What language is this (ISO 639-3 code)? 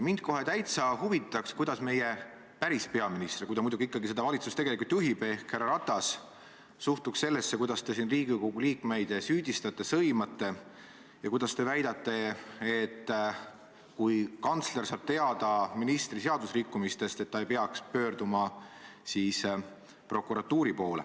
est